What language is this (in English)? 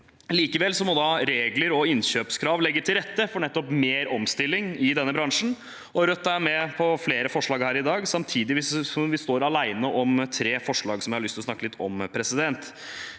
Norwegian